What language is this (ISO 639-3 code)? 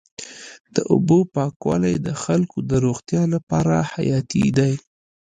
pus